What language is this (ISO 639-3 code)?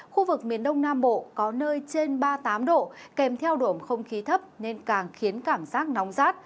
vie